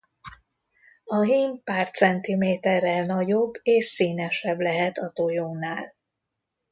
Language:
Hungarian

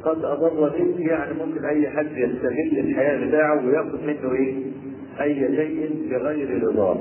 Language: Arabic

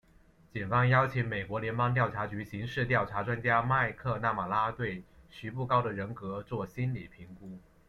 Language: Chinese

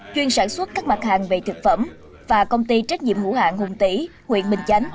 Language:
Vietnamese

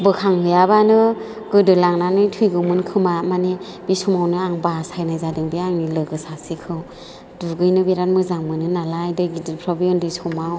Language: Bodo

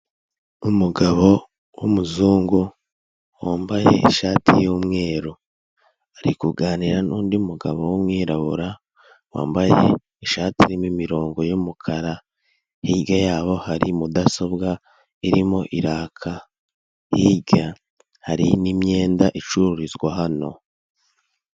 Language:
Kinyarwanda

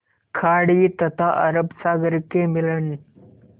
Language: Hindi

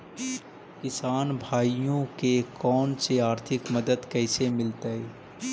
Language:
Magahi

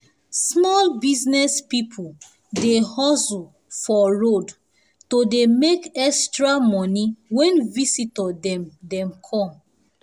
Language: Nigerian Pidgin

